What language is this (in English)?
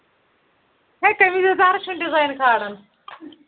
Kashmiri